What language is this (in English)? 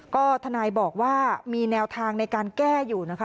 Thai